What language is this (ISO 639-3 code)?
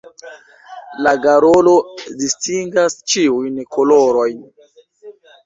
epo